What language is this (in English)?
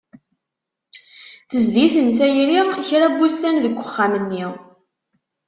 Kabyle